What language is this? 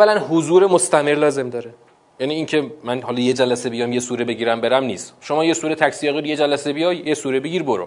Persian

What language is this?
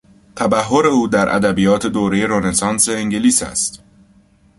Persian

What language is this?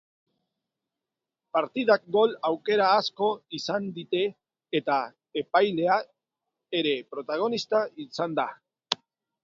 Basque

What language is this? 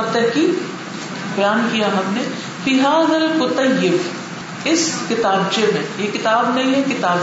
Urdu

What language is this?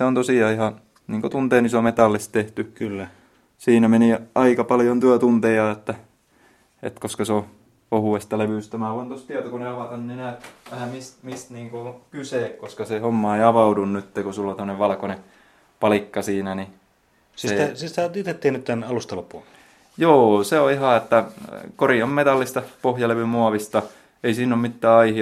Finnish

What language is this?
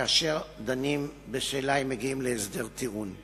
Hebrew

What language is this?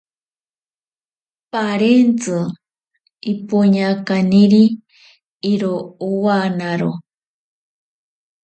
Ashéninka Perené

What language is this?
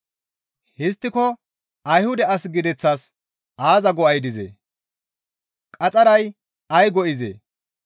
Gamo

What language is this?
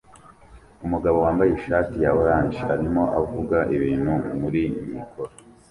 Kinyarwanda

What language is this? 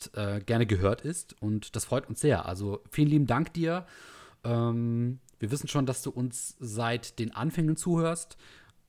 German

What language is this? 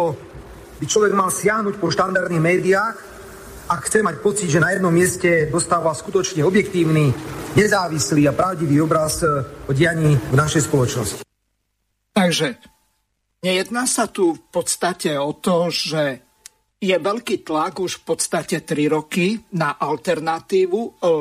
Slovak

